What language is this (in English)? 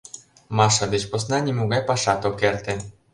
Mari